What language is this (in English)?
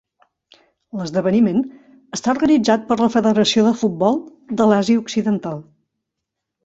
Catalan